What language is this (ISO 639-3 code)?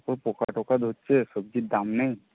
ben